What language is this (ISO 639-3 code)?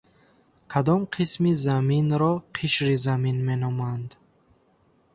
tgk